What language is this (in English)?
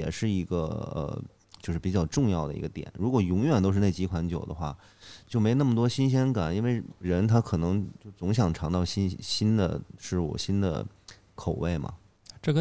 Chinese